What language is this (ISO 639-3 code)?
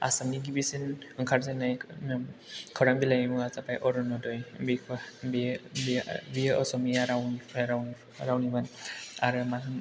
brx